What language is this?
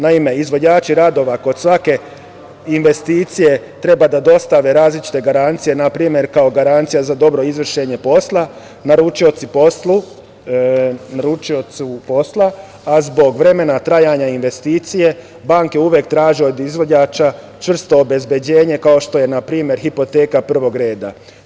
Serbian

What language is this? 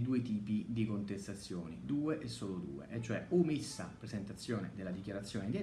Italian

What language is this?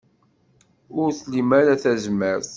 Kabyle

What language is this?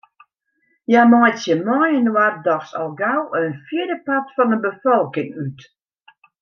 Western Frisian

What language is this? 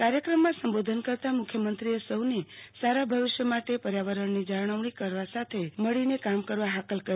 Gujarati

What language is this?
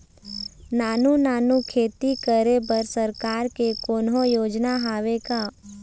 Chhattisgarhi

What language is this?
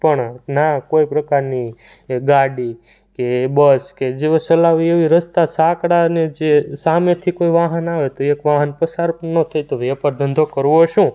Gujarati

